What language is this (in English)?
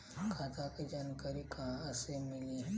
Bhojpuri